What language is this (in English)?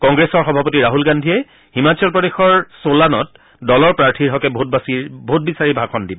Assamese